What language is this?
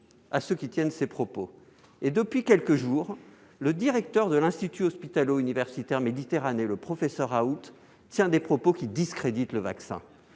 French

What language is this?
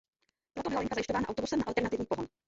Czech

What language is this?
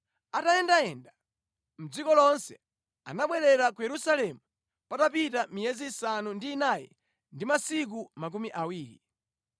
Nyanja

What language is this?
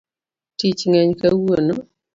Luo (Kenya and Tanzania)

